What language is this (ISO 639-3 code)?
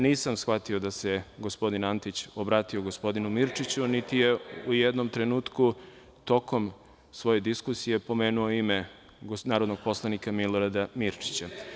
srp